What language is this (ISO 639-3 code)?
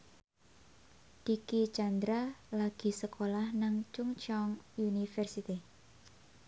jav